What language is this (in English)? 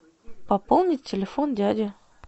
Russian